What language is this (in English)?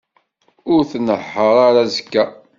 Kabyle